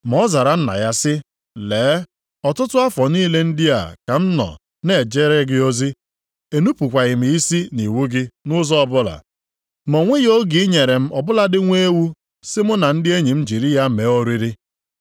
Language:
Igbo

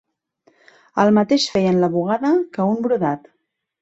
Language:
Catalan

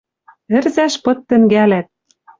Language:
Western Mari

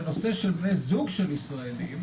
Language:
Hebrew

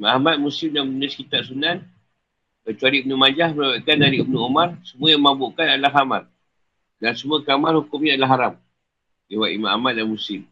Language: Malay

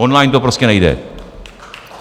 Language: Czech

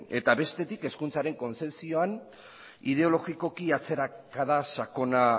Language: Basque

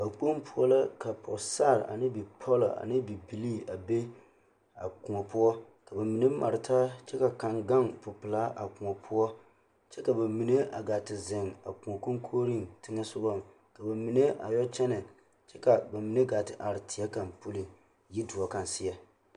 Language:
Southern Dagaare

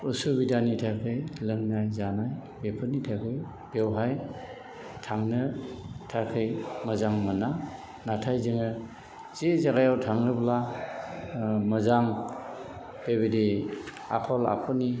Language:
Bodo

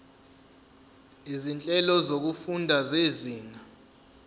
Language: Zulu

